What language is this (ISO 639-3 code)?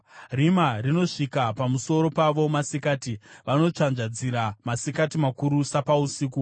sna